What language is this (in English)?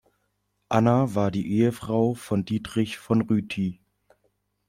German